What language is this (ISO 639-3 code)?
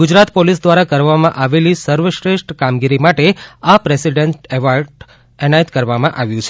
guj